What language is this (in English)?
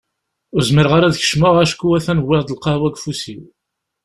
Kabyle